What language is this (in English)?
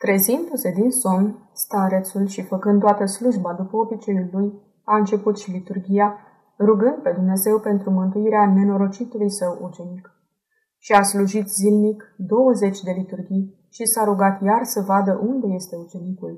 Romanian